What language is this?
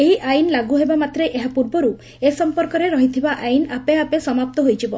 Odia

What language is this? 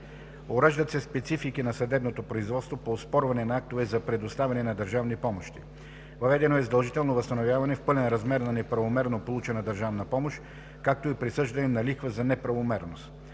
Bulgarian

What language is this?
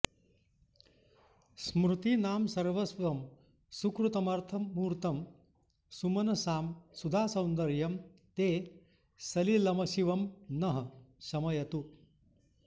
Sanskrit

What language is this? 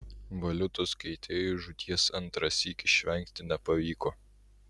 Lithuanian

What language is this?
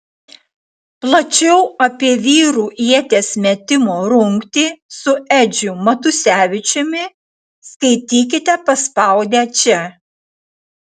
Lithuanian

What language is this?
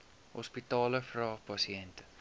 Afrikaans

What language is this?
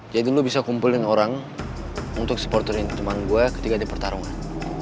Indonesian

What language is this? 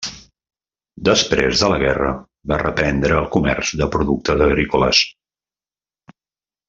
Catalan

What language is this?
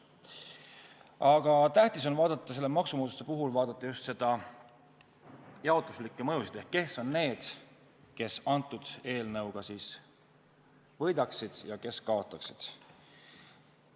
Estonian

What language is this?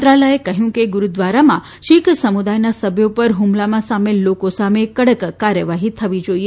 Gujarati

